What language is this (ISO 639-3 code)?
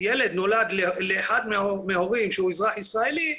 heb